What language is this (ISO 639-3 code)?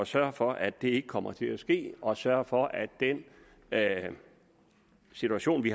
dan